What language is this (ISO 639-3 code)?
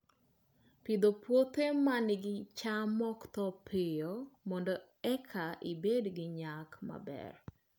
luo